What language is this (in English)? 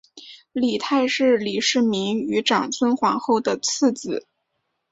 Chinese